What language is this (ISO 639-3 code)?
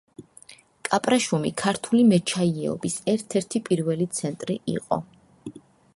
kat